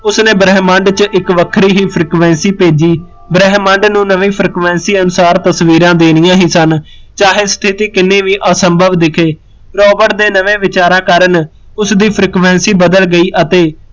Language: Punjabi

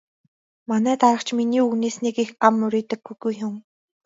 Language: Mongolian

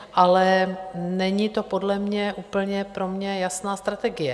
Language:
Czech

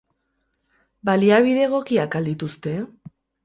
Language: Basque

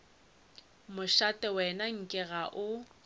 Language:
Northern Sotho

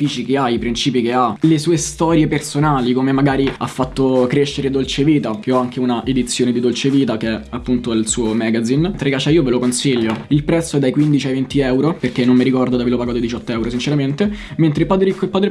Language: Italian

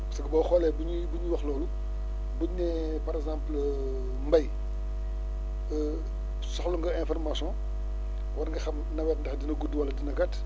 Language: Wolof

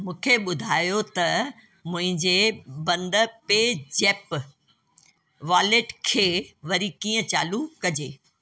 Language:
Sindhi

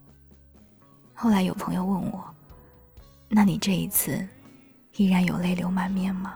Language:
Chinese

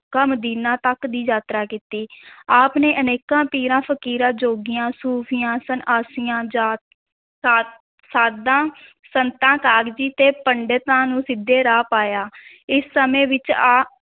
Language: Punjabi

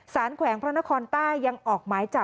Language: Thai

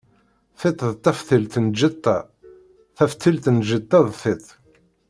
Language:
Kabyle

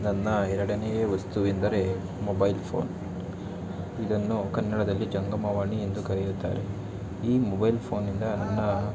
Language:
Kannada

